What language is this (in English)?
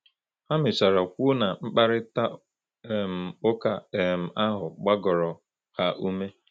Igbo